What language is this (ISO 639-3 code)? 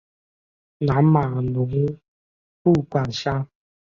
zho